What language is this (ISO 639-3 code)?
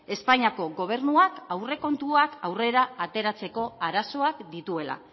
eus